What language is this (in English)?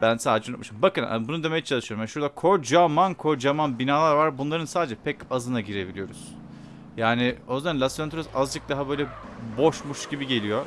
Turkish